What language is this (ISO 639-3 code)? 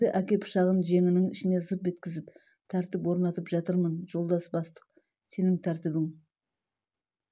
kaz